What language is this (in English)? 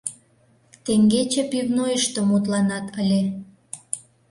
Mari